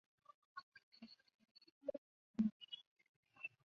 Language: Chinese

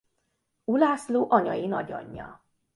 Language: Hungarian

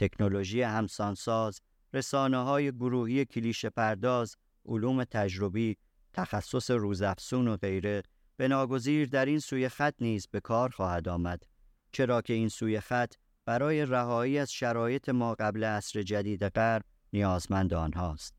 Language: Persian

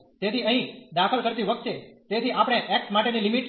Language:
Gujarati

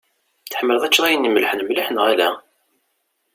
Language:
Kabyle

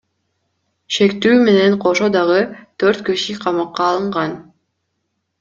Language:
Kyrgyz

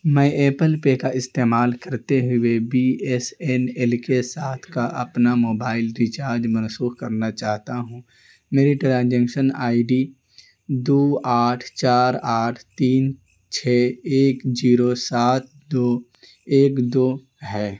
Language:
Urdu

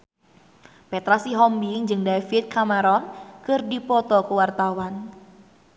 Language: Sundanese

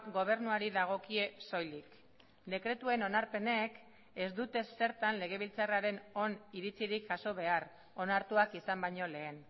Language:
Basque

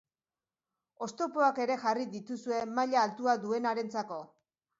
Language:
Basque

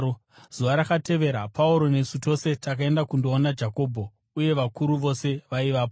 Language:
Shona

